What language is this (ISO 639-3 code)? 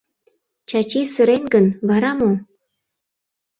chm